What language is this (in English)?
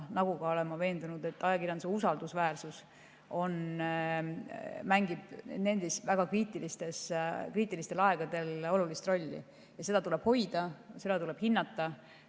Estonian